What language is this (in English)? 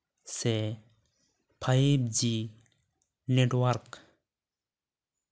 Santali